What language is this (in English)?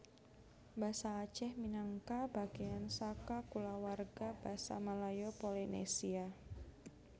Javanese